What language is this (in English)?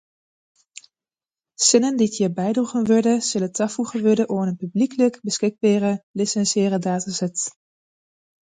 Western Frisian